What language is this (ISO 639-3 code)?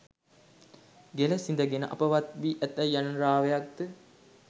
sin